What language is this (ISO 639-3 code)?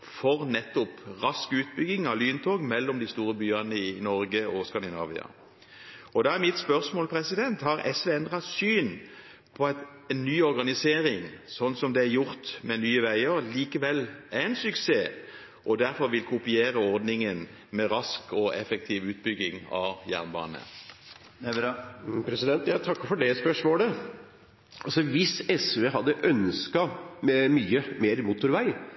nob